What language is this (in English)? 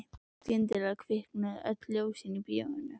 Icelandic